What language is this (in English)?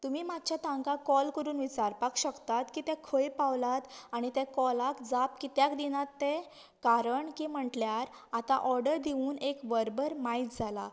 Konkani